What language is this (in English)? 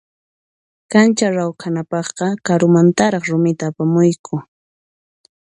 Puno Quechua